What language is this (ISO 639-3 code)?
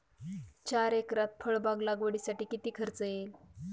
mar